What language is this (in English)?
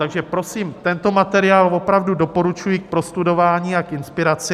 Czech